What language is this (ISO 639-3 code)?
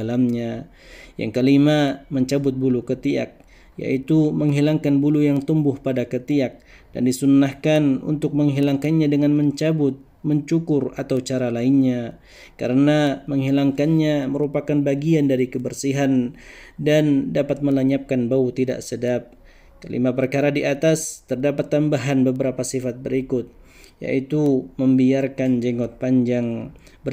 ind